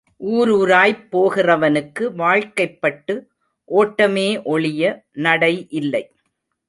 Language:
Tamil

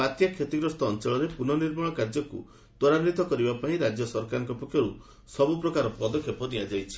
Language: Odia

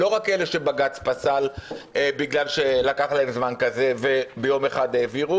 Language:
Hebrew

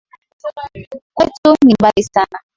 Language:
Swahili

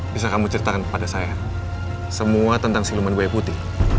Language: Indonesian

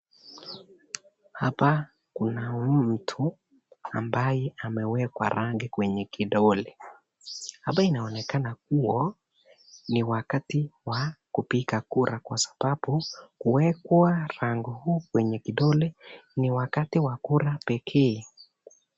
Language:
Swahili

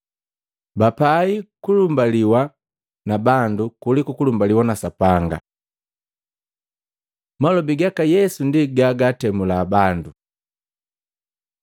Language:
Matengo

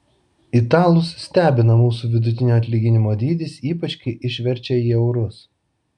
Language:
Lithuanian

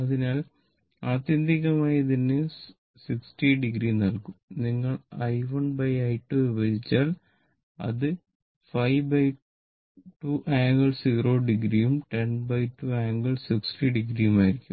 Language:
Malayalam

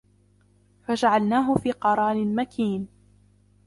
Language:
Arabic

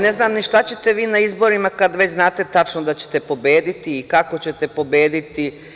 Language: Serbian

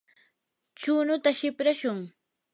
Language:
Yanahuanca Pasco Quechua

